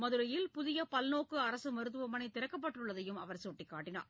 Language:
Tamil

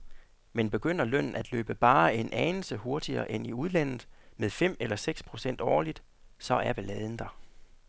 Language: Danish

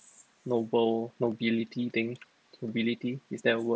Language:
English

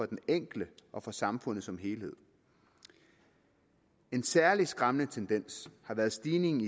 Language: Danish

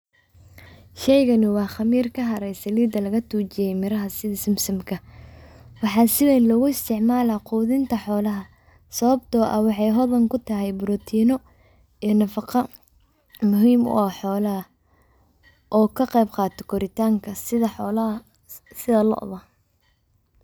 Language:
Somali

